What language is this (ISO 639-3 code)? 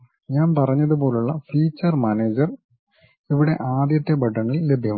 mal